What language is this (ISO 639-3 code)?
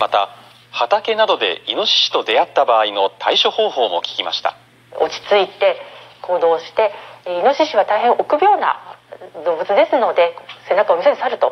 jpn